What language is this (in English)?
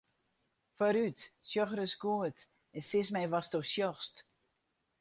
Western Frisian